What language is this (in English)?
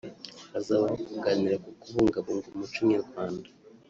Kinyarwanda